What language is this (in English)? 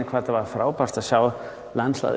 Icelandic